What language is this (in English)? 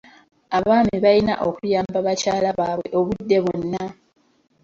Ganda